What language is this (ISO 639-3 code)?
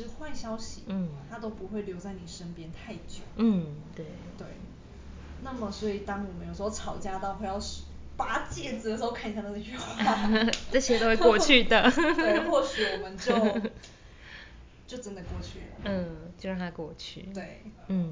zho